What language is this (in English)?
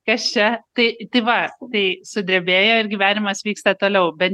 Lithuanian